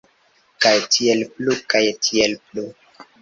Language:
Esperanto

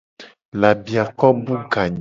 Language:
Gen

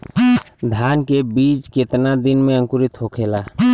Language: Bhojpuri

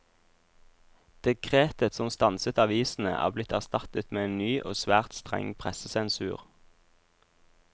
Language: Norwegian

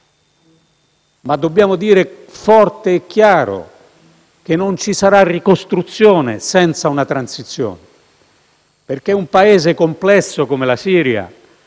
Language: Italian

